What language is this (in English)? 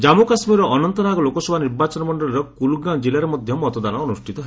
Odia